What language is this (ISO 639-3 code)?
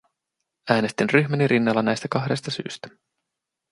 fin